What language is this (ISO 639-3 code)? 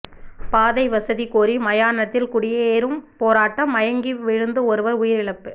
tam